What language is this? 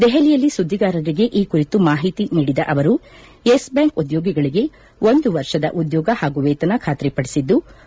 Kannada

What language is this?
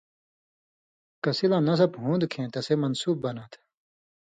Indus Kohistani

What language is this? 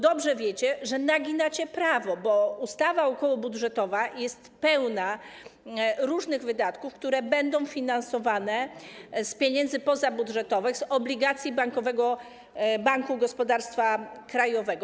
Polish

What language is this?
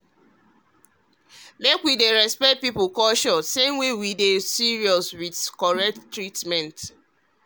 Nigerian Pidgin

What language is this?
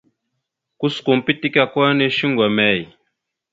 Mada (Cameroon)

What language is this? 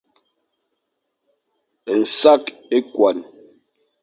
Fang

